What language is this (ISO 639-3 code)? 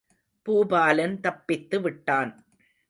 tam